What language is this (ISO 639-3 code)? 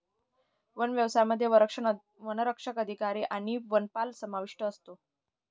mar